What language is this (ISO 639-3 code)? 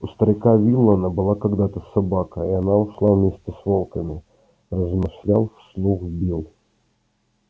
rus